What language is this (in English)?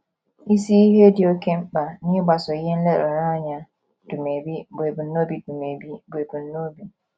Igbo